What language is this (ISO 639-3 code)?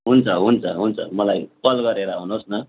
nep